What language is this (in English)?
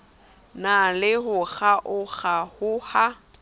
Southern Sotho